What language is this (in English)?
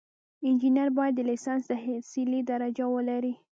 Pashto